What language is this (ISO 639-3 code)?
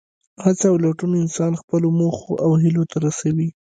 pus